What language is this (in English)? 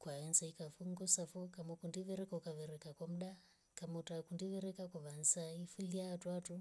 Rombo